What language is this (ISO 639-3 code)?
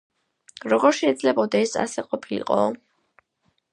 kat